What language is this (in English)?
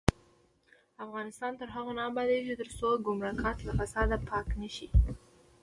Pashto